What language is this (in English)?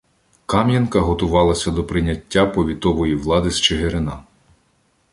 Ukrainian